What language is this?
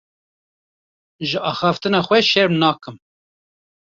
Kurdish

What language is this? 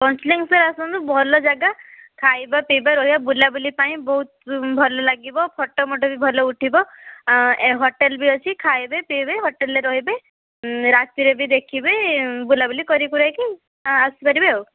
Odia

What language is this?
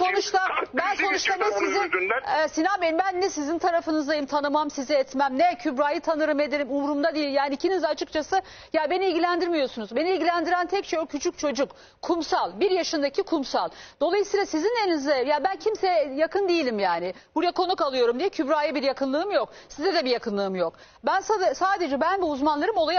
Turkish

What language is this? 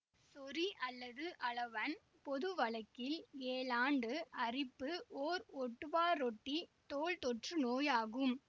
Tamil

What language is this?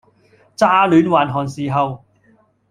Cantonese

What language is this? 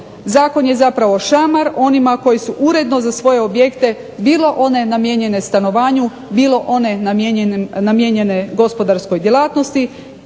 Croatian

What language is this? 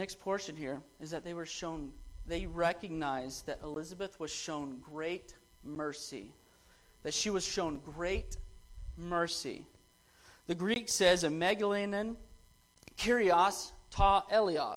English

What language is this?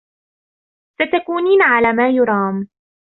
Arabic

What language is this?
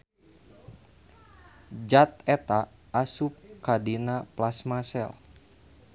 Sundanese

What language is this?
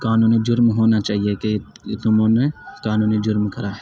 Urdu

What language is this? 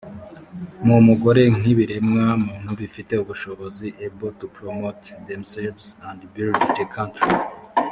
Kinyarwanda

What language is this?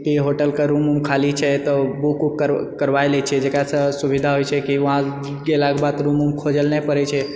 Maithili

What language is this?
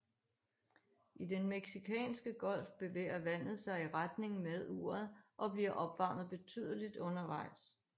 Danish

